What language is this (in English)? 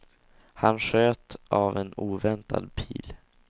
Swedish